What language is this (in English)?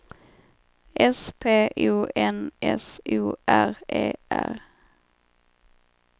Swedish